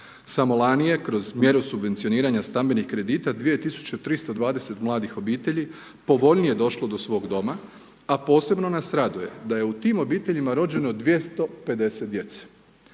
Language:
Croatian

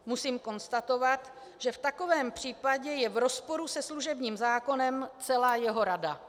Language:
Czech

